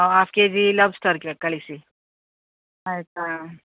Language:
Kannada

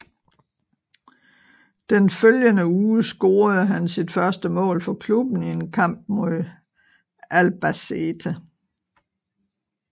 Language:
Danish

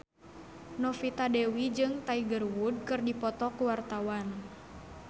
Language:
Sundanese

